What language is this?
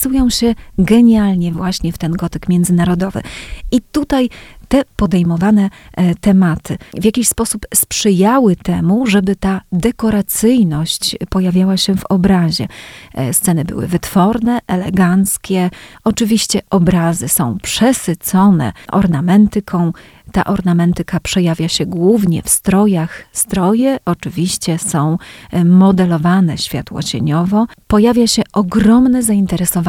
Polish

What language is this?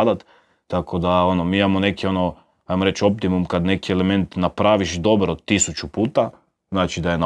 Croatian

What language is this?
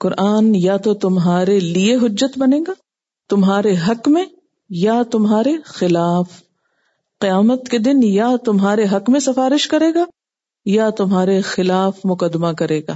Urdu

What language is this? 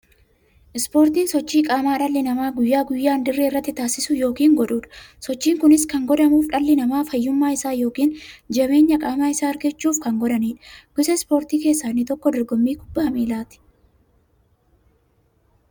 Oromo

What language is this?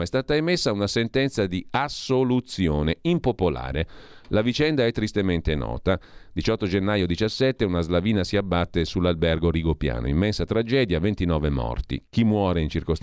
Italian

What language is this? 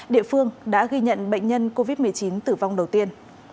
Vietnamese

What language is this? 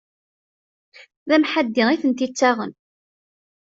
Kabyle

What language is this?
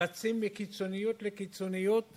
Hebrew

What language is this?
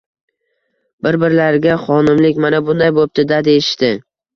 Uzbek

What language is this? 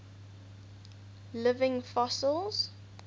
English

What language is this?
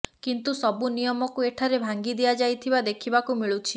Odia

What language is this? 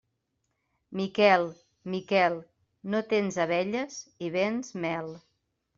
Catalan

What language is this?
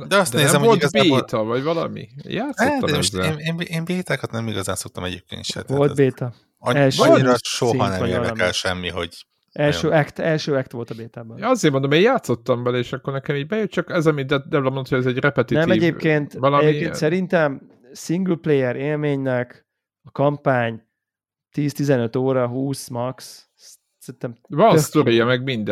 Hungarian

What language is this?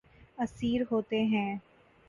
Urdu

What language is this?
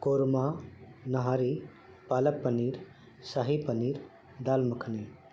Urdu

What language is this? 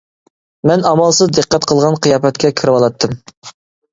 Uyghur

